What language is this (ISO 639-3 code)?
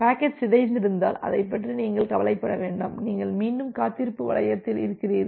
tam